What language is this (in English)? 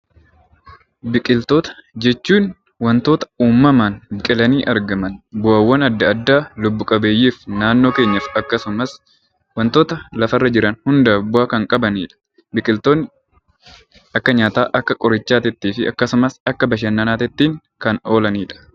Oromo